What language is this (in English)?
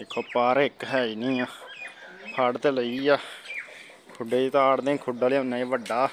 Norwegian